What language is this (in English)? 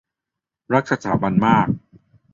Thai